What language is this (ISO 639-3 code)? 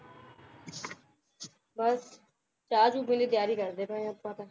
pan